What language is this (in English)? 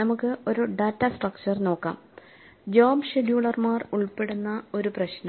Malayalam